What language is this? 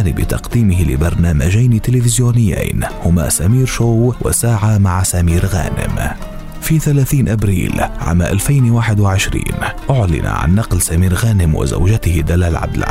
Arabic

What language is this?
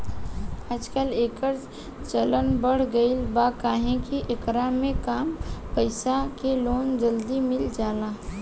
Bhojpuri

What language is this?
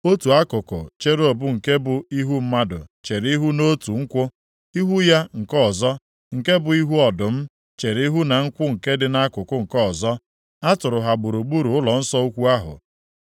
Igbo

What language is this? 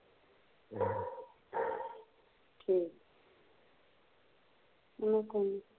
Punjabi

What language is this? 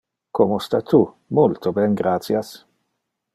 Interlingua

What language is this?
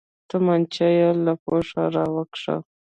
Pashto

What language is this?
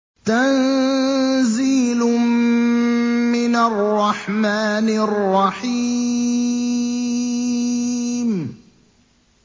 Arabic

